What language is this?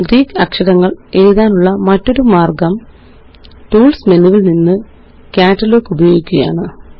Malayalam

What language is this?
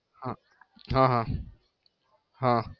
Gujarati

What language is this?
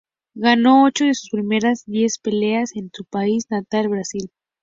Spanish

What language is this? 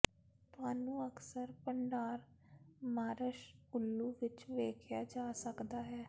Punjabi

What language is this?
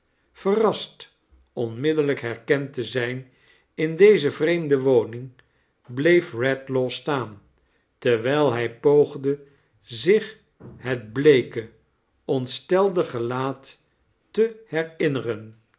Dutch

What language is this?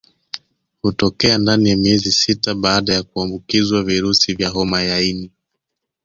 Swahili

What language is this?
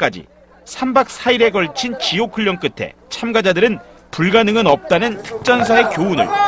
Korean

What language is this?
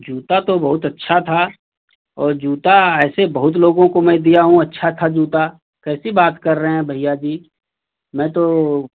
Hindi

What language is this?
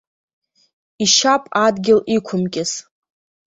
Abkhazian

